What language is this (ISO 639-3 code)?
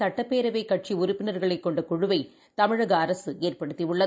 tam